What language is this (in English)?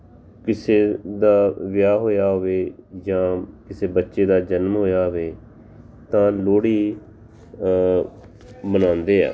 Punjabi